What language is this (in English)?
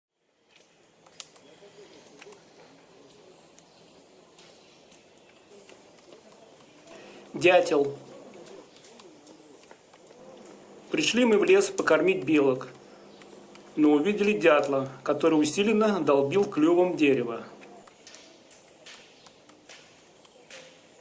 Russian